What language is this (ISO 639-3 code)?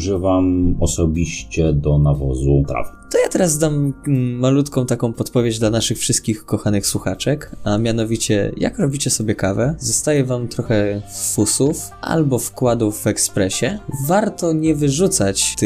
pol